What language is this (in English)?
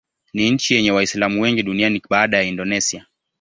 Swahili